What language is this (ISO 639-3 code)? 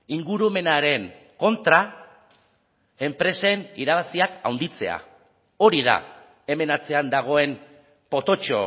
eus